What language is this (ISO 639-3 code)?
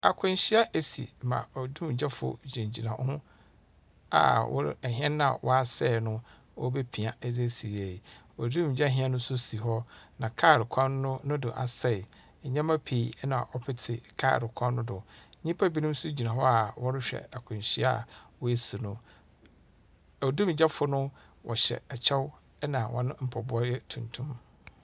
aka